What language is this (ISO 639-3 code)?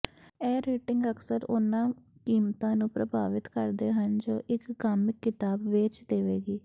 pan